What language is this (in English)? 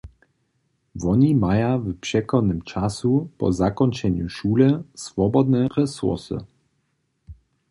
Upper Sorbian